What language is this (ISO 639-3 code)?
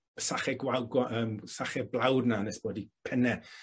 cym